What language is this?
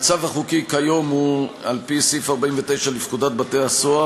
Hebrew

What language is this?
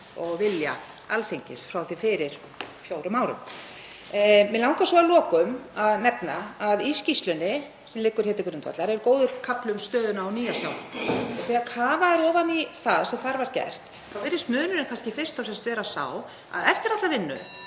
Icelandic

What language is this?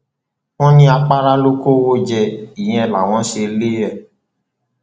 Yoruba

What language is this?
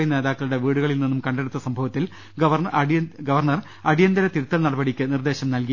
Malayalam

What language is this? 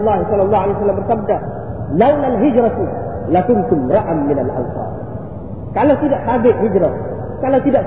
Malay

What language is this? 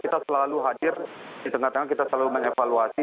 Indonesian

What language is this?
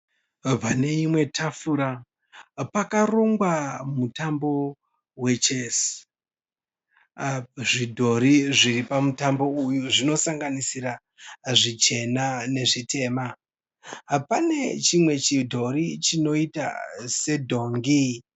Shona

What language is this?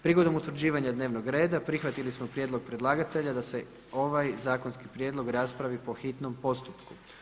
Croatian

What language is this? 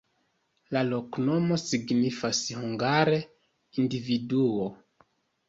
Esperanto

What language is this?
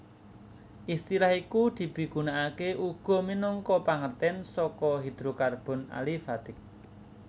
Javanese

